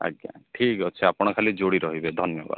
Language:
Odia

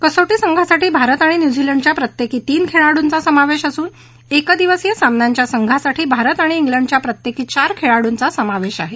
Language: Marathi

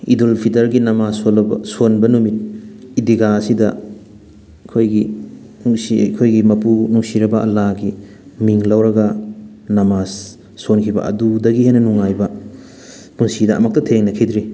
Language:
Manipuri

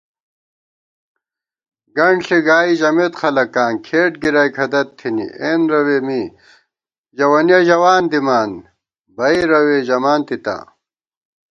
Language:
Gawar-Bati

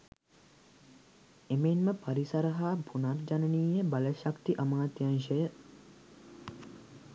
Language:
Sinhala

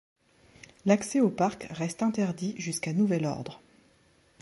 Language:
French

